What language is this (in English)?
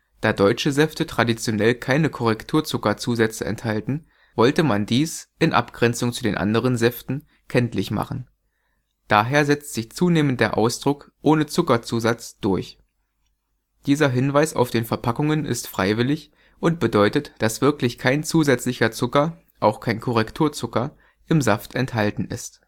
German